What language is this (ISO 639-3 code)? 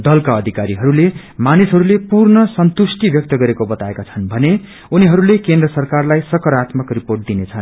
nep